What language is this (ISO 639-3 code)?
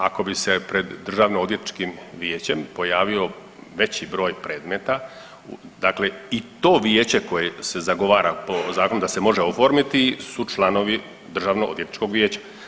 hrv